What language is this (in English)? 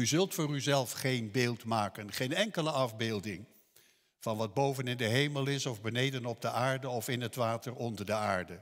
Dutch